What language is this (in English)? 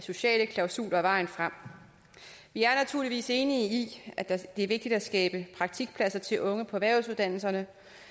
Danish